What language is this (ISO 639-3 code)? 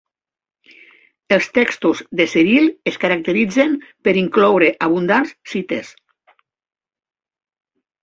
cat